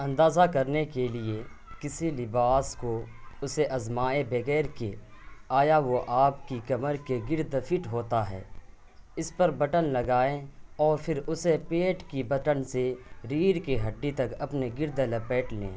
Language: Urdu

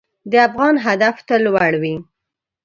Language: Pashto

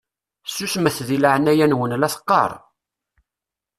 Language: Kabyle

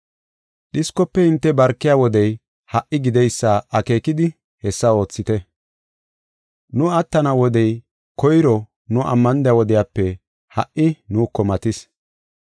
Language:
Gofa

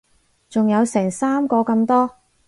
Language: Cantonese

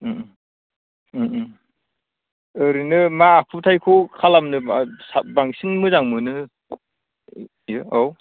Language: Bodo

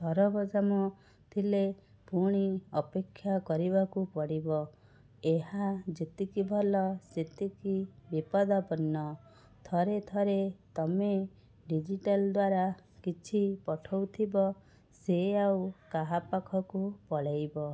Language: Odia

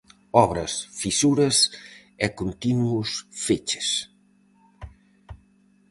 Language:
Galician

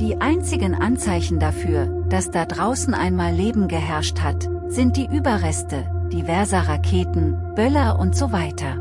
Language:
German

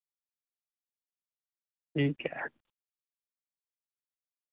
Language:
Dogri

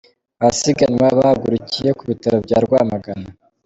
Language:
Kinyarwanda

